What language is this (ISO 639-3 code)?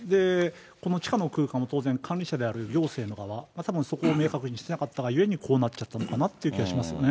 jpn